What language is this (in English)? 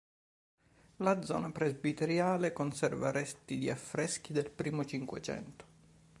Italian